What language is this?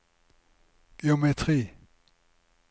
Norwegian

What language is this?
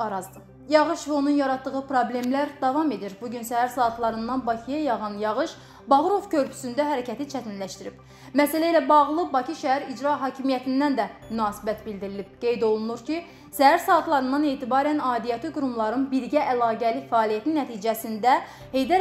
Turkish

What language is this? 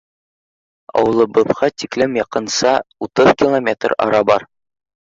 Bashkir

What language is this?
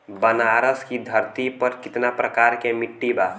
Bhojpuri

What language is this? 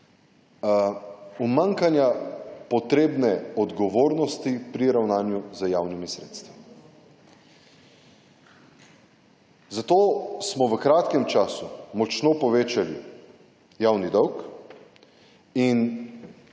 Slovenian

